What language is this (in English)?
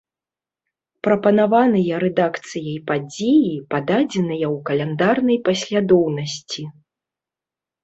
Belarusian